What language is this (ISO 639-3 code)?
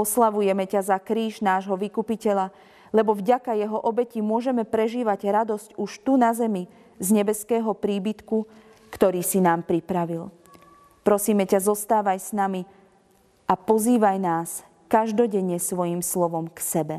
slk